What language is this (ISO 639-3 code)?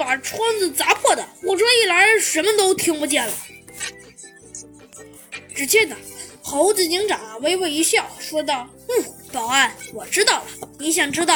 zho